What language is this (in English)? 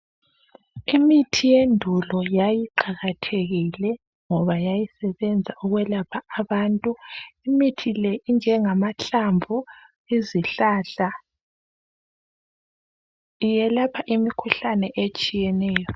North Ndebele